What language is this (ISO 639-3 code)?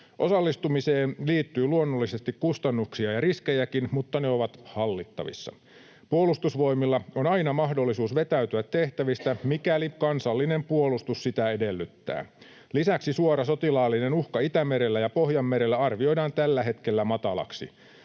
fin